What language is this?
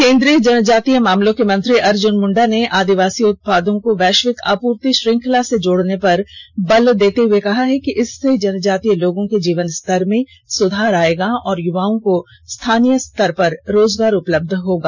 Hindi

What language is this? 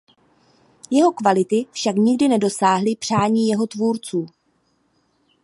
Czech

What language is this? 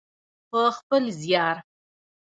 Pashto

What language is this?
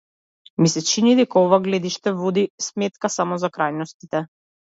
Macedonian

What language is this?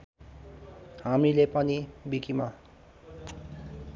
Nepali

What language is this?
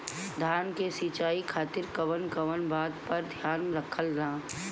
Bhojpuri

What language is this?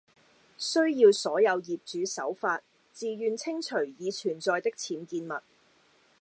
Cantonese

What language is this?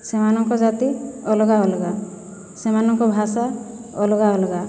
Odia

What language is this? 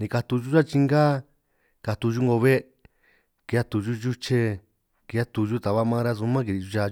San Martín Itunyoso Triqui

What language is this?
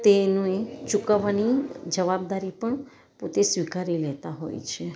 Gujarati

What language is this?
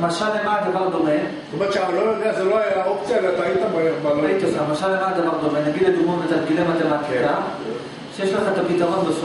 Hebrew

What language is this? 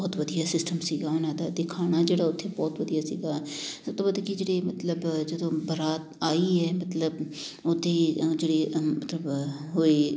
Punjabi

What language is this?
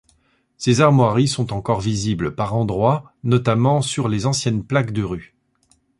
French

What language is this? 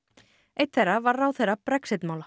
Icelandic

